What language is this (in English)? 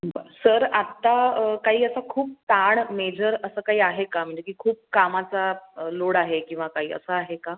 Marathi